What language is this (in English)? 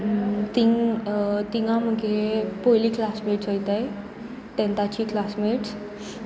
Konkani